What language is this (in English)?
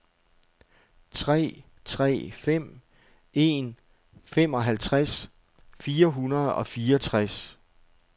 Danish